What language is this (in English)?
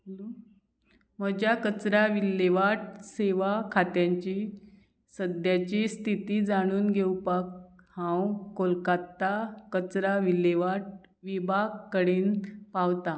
Konkani